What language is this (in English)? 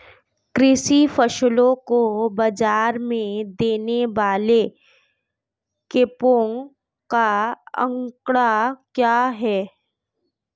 Hindi